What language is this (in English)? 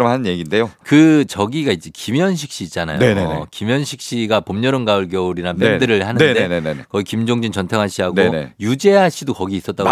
Korean